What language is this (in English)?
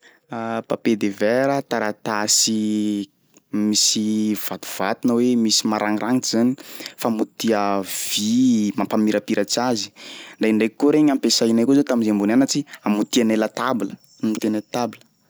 Sakalava Malagasy